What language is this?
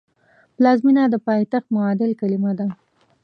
Pashto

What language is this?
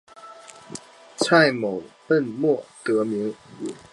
Chinese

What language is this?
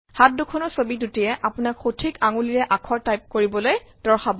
Assamese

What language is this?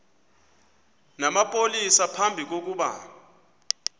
Xhosa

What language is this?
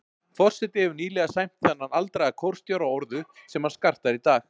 Icelandic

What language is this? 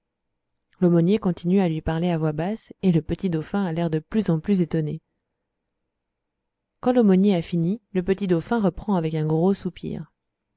French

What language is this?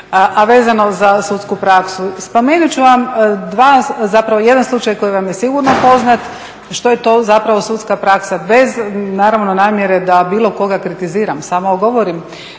Croatian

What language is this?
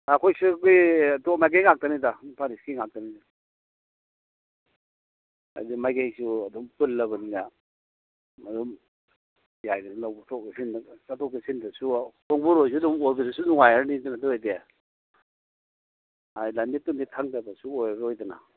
Manipuri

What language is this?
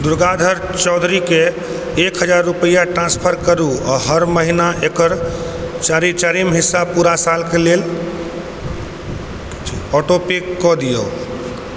Maithili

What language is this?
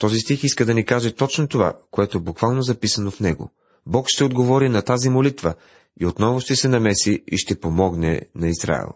Bulgarian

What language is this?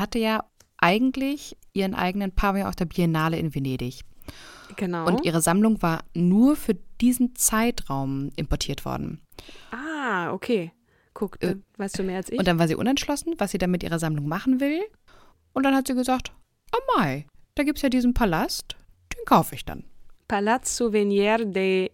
German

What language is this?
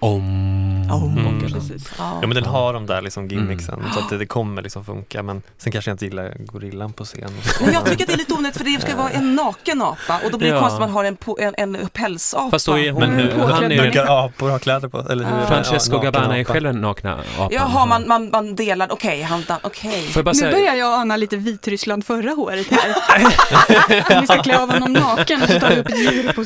Swedish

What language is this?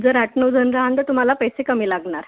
Marathi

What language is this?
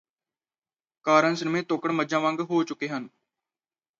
Punjabi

